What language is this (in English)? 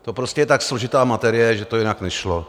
Czech